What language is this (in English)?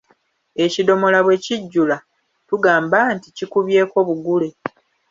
Ganda